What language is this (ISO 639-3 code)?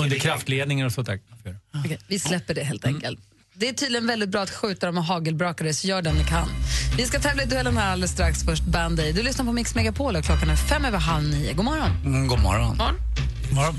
swe